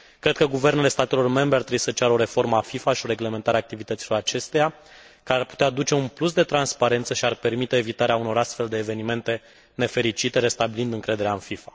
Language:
Romanian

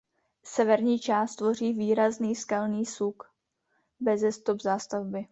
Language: Czech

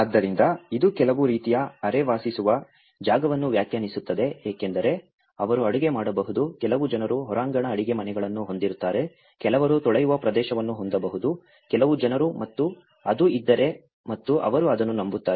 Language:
Kannada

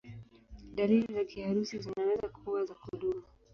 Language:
Swahili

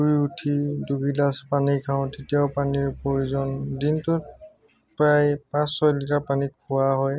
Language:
Assamese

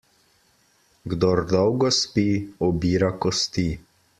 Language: Slovenian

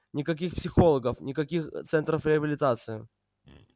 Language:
Russian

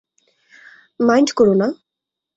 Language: Bangla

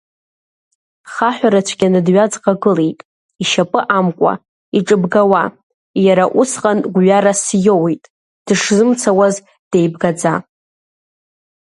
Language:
Abkhazian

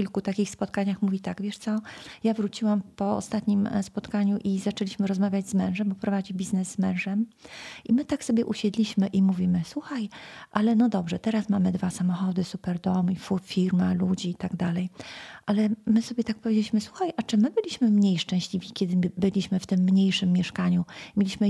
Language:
Polish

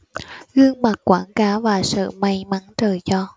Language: Vietnamese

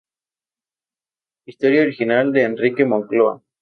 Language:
Spanish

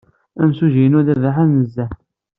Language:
Kabyle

